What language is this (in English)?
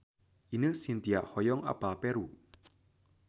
Sundanese